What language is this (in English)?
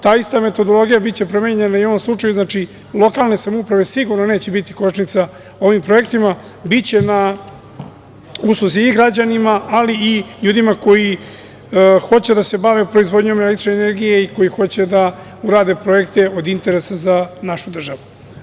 Serbian